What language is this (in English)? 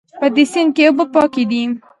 Pashto